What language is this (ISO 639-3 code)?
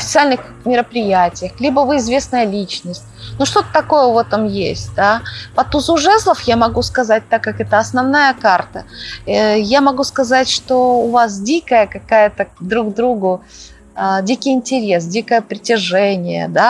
rus